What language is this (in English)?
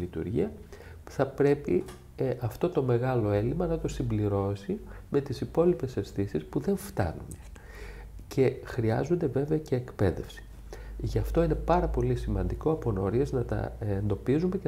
Greek